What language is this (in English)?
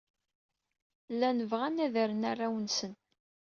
Kabyle